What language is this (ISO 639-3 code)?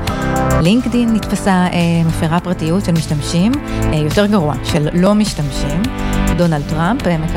heb